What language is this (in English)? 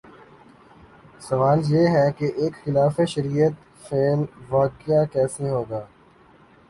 Urdu